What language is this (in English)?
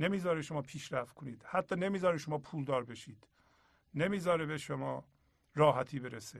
Persian